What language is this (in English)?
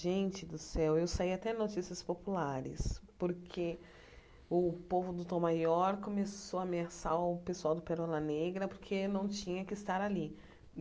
Portuguese